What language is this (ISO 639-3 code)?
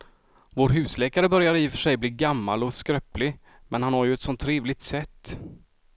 swe